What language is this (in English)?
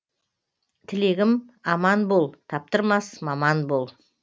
Kazakh